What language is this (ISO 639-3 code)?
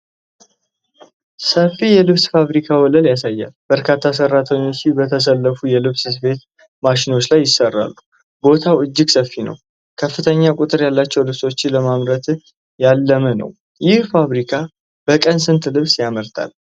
amh